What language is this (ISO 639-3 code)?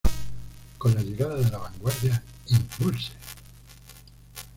spa